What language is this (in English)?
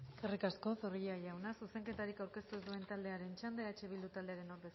Basque